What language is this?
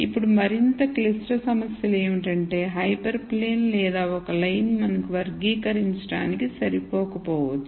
Telugu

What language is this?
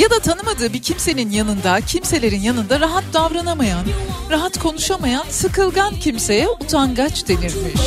Turkish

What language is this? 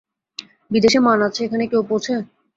Bangla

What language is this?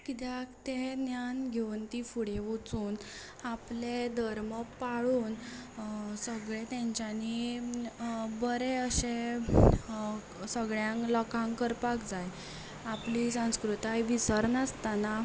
Konkani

